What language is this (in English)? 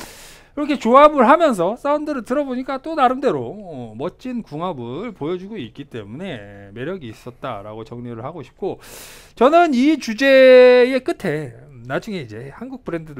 Korean